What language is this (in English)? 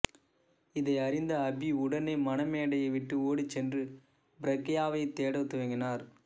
Tamil